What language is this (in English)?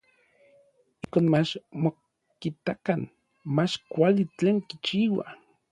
Orizaba Nahuatl